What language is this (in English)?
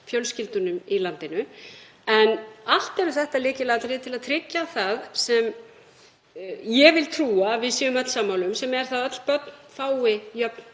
Icelandic